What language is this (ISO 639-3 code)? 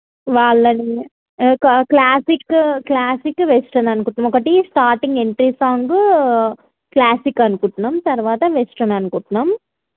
tel